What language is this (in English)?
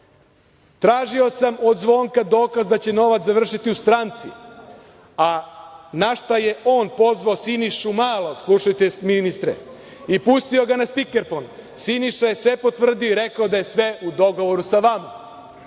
Serbian